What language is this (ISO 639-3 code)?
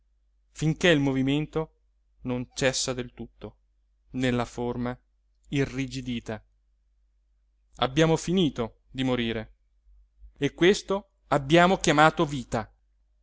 ita